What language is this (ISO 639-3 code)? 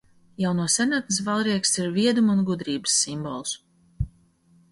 lav